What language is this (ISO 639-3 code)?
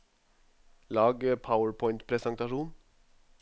nor